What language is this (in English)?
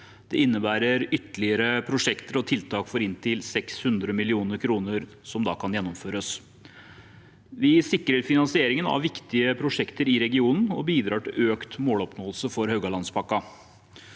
Norwegian